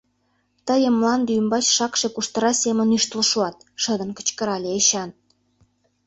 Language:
Mari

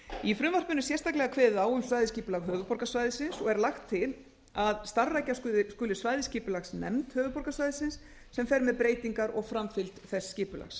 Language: Icelandic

